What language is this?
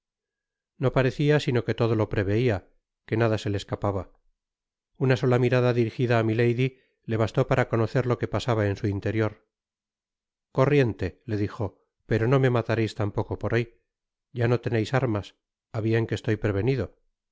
Spanish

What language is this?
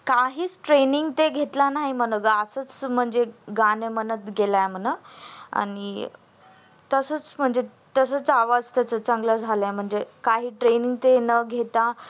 Marathi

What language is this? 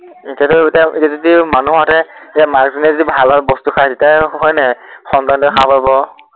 Assamese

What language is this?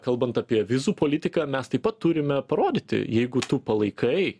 Lithuanian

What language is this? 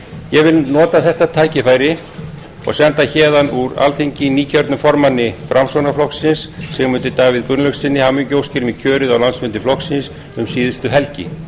Icelandic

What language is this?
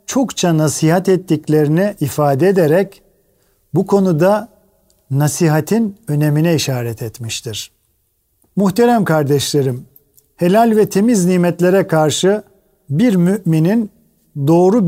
Turkish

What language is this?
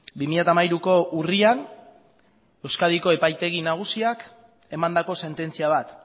Basque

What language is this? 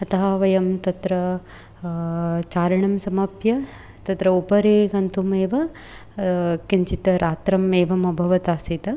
Sanskrit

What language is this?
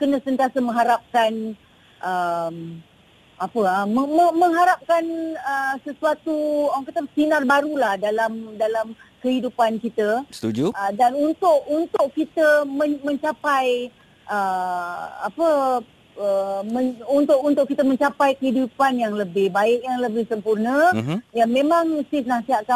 Malay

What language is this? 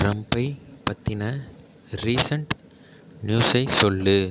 Tamil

